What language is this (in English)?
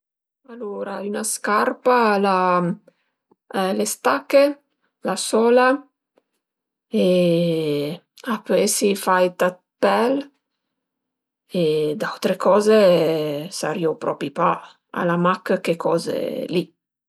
Piedmontese